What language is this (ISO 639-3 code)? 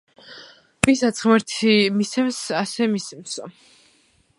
kat